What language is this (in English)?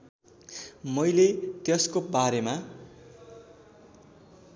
Nepali